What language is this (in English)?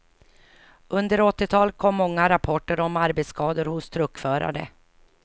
Swedish